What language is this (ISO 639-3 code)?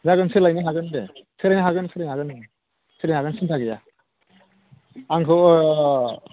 brx